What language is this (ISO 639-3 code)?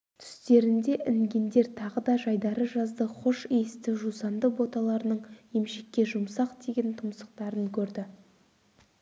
kaz